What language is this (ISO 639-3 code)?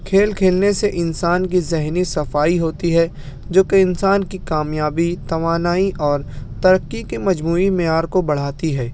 urd